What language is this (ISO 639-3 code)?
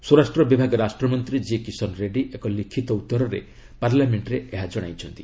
ori